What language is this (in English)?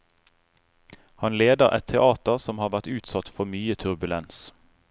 Norwegian